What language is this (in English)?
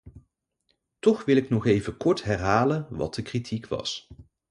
Dutch